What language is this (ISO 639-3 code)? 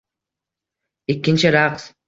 uzb